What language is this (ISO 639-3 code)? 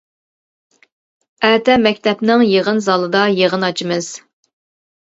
uig